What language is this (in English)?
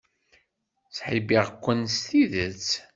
Kabyle